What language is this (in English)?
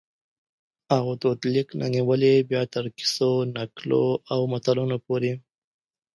Pashto